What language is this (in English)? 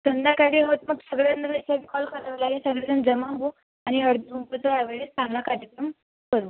Marathi